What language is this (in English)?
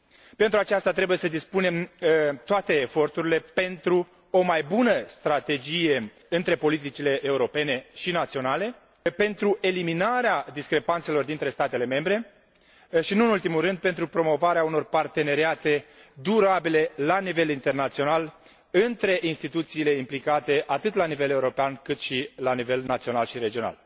Romanian